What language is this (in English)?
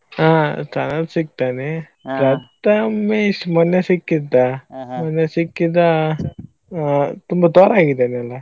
Kannada